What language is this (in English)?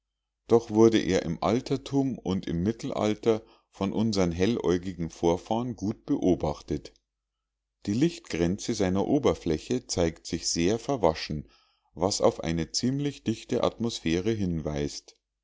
German